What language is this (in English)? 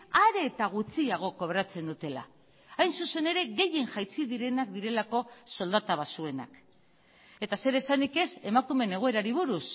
Basque